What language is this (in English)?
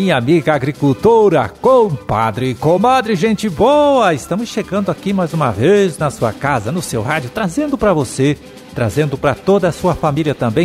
Portuguese